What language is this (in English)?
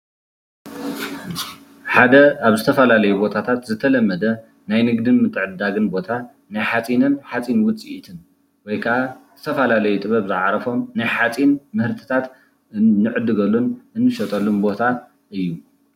Tigrinya